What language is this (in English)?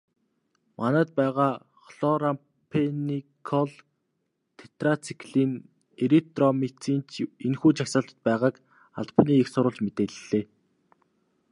Mongolian